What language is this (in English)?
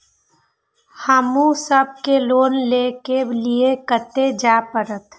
Maithili